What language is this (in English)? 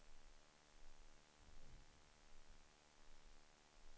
Swedish